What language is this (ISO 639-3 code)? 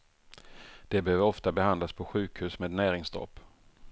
swe